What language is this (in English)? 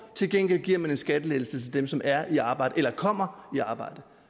Danish